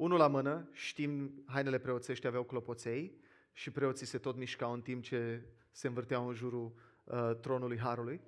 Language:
Romanian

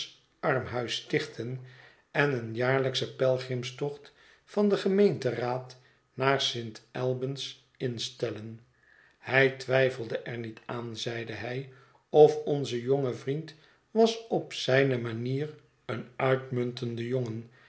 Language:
Dutch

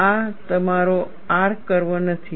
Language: Gujarati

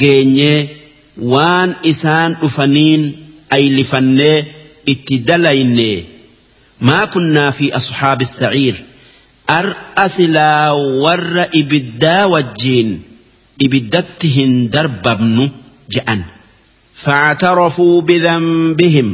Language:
Arabic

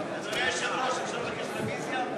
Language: Hebrew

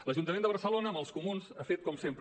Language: Catalan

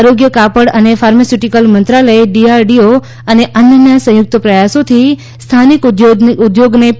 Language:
Gujarati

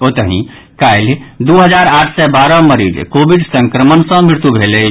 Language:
Maithili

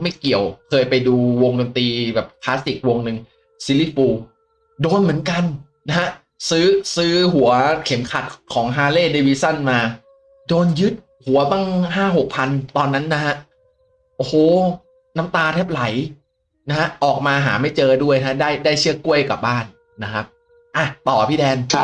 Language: Thai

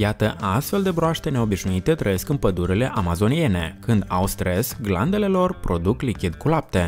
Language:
Romanian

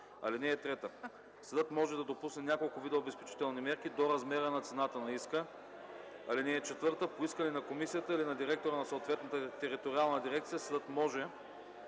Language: Bulgarian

